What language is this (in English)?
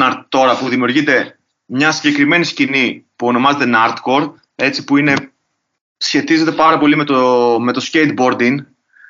Greek